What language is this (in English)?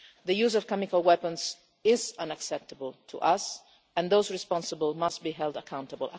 English